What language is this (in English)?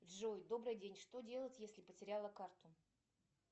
Russian